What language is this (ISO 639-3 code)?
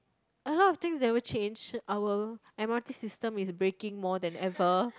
eng